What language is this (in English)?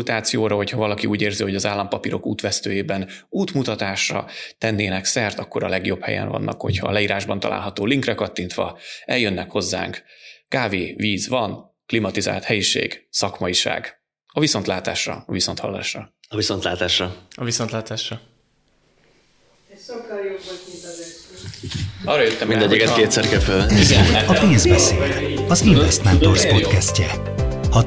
Hungarian